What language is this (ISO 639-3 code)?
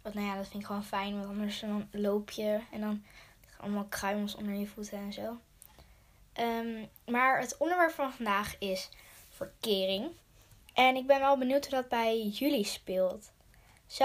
nld